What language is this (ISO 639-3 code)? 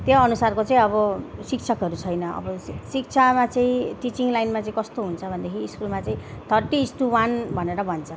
nep